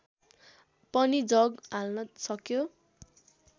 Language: Nepali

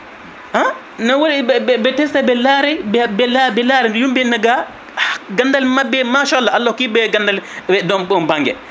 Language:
Fula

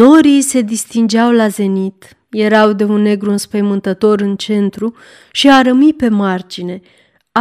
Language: Romanian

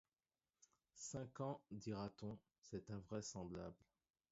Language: French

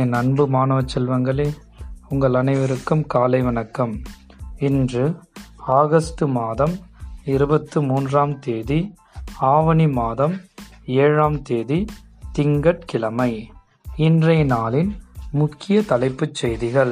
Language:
Tamil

